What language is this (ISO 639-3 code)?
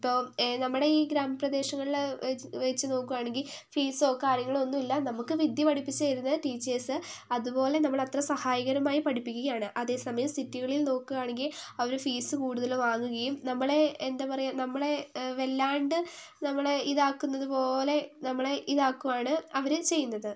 mal